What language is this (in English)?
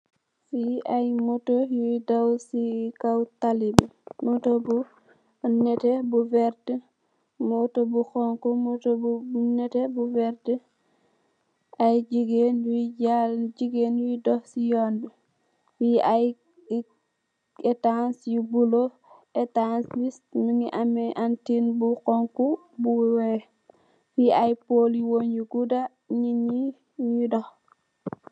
Wolof